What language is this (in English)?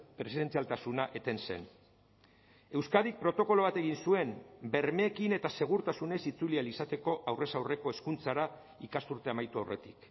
Basque